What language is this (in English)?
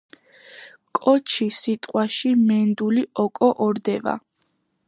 Georgian